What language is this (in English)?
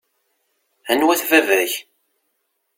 Kabyle